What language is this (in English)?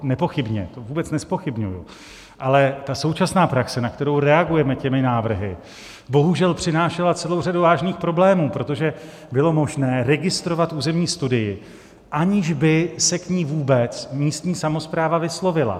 Czech